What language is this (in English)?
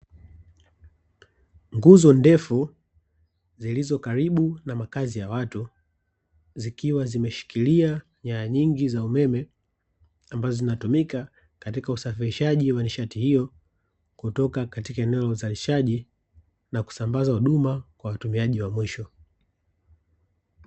Swahili